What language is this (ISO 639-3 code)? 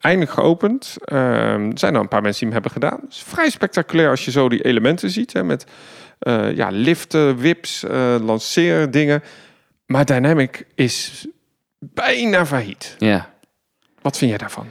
nld